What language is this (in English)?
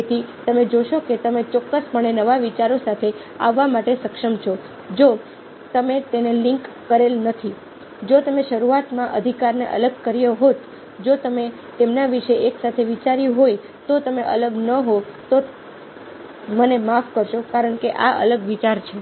Gujarati